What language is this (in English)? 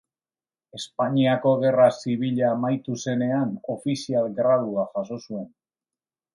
Basque